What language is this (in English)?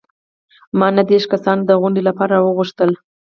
Pashto